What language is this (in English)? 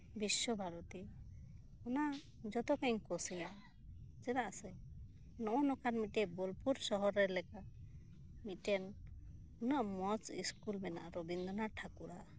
Santali